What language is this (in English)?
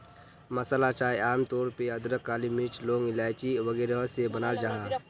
Magahi